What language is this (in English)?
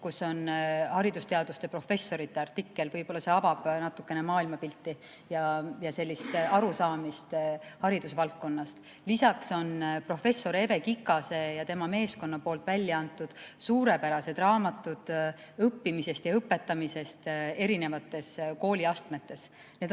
Estonian